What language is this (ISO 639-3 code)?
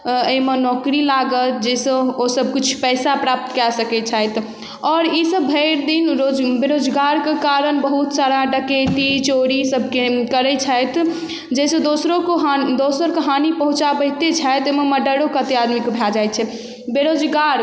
mai